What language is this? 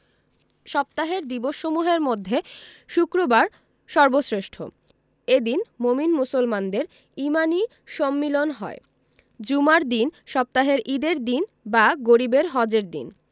Bangla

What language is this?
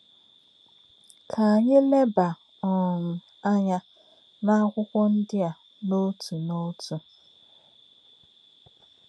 Igbo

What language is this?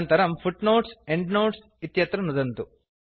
Sanskrit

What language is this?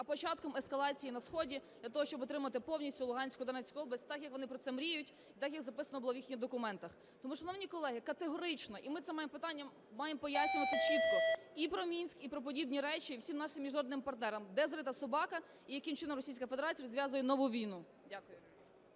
Ukrainian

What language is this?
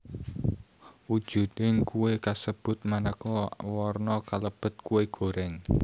Javanese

